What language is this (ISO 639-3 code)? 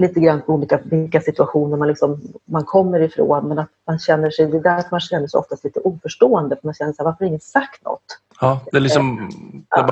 swe